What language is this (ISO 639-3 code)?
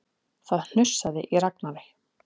isl